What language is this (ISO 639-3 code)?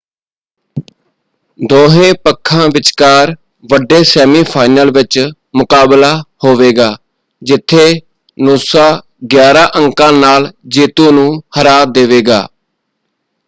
pan